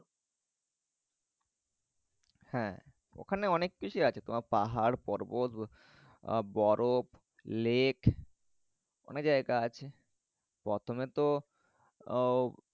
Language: Bangla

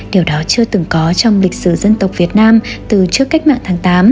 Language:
Vietnamese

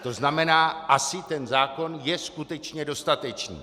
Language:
Czech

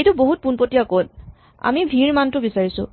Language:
Assamese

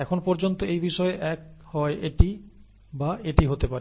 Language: Bangla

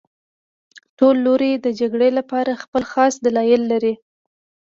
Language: Pashto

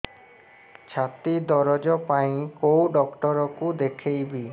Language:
Odia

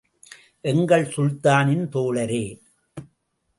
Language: Tamil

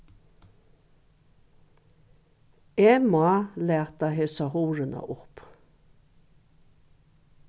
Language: Faroese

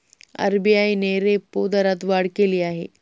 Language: Marathi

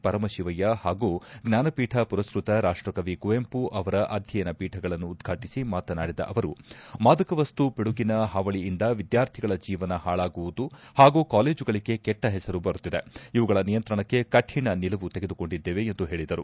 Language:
Kannada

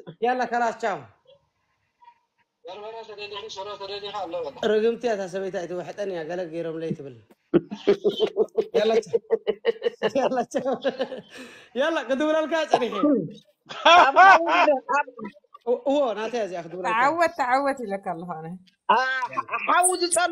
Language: Arabic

